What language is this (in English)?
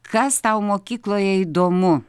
Lithuanian